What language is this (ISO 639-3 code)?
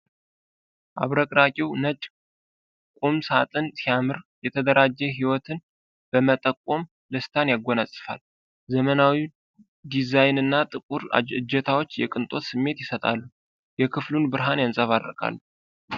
amh